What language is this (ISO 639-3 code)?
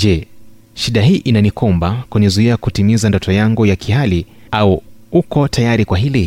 swa